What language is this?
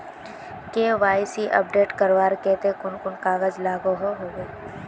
Magahi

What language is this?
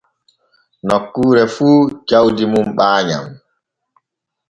Borgu Fulfulde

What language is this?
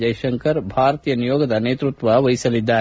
Kannada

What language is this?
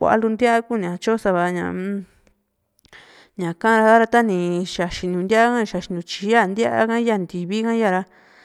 Juxtlahuaca Mixtec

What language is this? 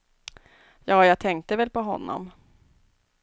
Swedish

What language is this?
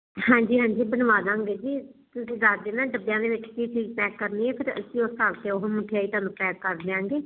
Punjabi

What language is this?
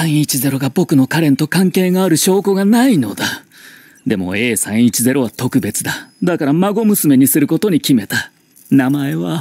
Japanese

